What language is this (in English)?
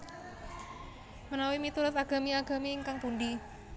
Javanese